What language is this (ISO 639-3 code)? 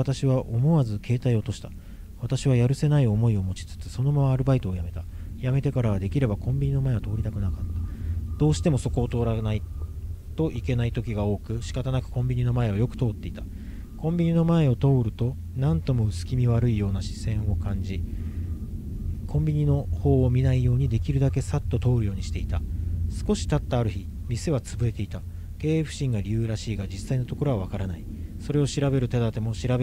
jpn